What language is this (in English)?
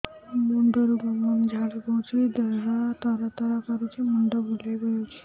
Odia